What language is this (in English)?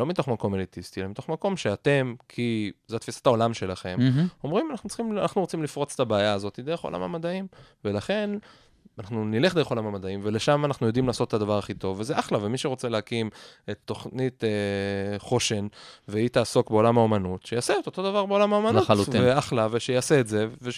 Hebrew